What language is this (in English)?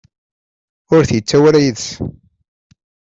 Kabyle